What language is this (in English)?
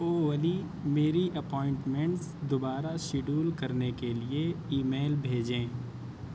Urdu